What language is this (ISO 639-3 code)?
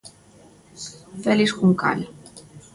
glg